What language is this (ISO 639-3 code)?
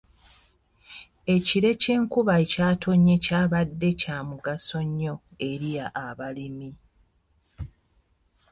lug